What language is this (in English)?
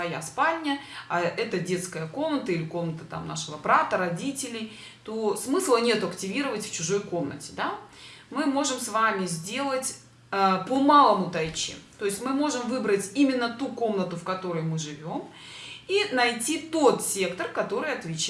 Russian